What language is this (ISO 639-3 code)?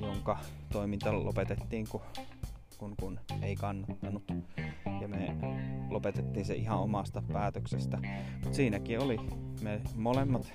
fin